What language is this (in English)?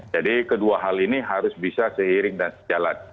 Indonesian